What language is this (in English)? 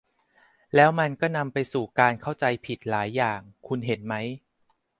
Thai